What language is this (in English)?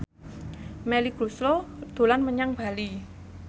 Javanese